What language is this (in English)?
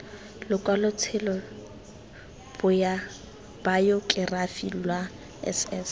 Tswana